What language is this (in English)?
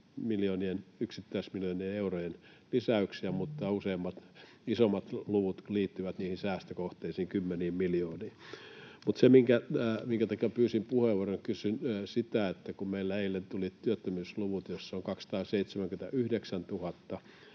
Finnish